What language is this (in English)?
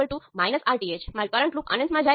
Gujarati